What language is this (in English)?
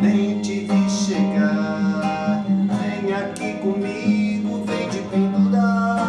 Portuguese